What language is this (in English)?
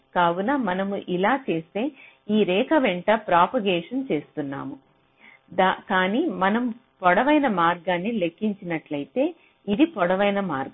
Telugu